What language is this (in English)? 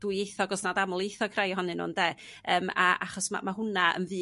Welsh